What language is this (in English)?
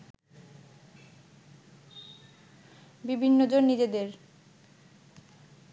Bangla